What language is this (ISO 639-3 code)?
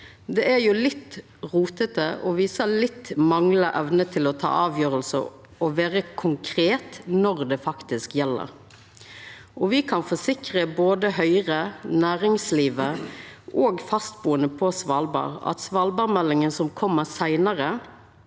nor